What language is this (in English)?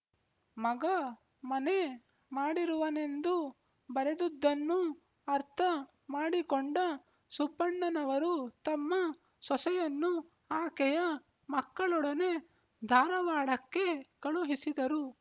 Kannada